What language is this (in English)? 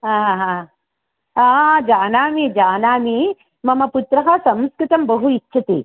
Sanskrit